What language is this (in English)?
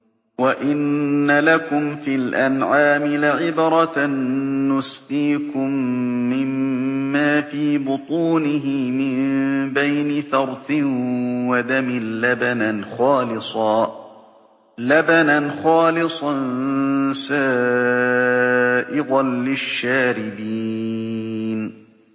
Arabic